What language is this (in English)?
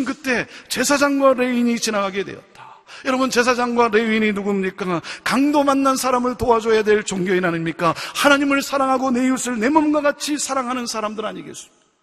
Korean